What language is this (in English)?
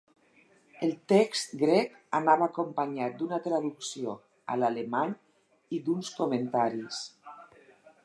Catalan